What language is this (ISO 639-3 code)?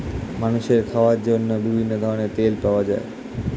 ben